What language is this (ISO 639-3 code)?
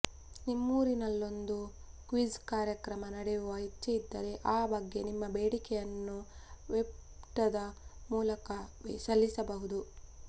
kan